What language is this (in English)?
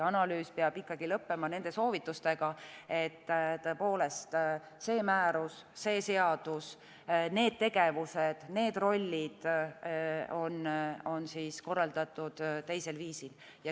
Estonian